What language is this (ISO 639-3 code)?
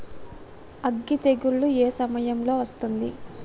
tel